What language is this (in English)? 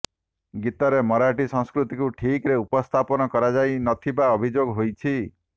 Odia